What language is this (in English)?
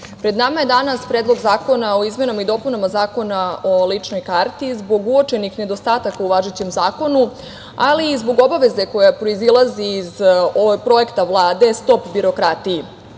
Serbian